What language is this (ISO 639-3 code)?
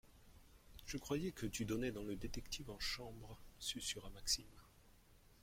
fra